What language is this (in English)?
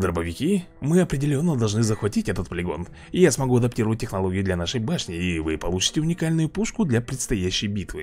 Russian